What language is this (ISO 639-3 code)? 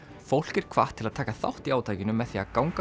isl